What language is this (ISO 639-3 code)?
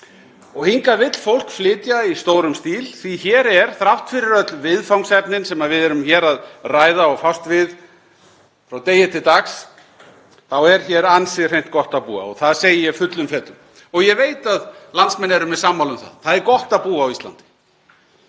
isl